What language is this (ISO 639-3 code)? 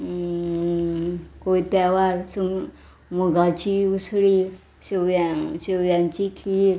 kok